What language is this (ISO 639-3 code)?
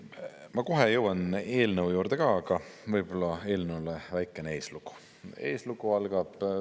est